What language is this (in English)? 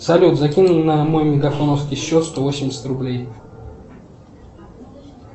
Russian